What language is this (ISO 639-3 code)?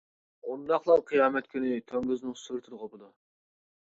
uig